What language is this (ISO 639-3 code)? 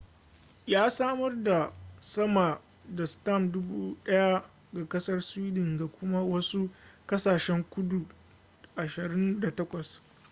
hau